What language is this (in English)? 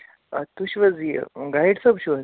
Kashmiri